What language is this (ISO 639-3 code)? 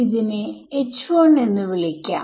mal